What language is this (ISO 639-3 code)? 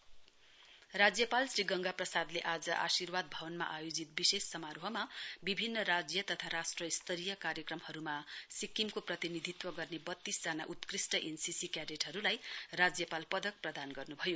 nep